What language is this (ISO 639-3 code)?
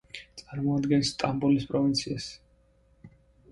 kat